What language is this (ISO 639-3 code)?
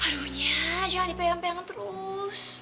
ind